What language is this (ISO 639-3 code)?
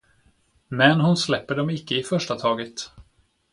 swe